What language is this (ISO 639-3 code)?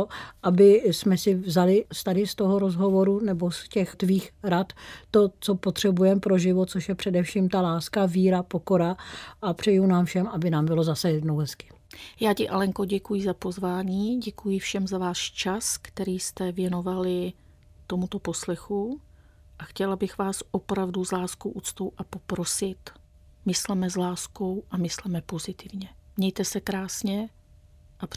ces